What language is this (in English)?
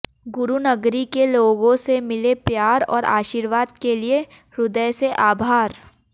Hindi